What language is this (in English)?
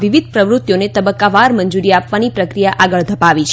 Gujarati